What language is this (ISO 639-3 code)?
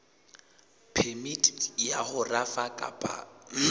sot